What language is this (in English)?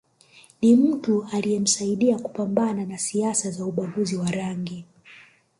Swahili